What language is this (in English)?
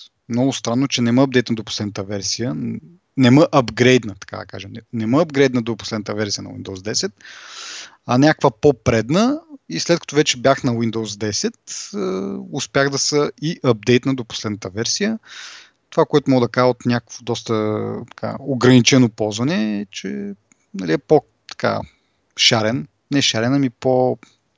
Bulgarian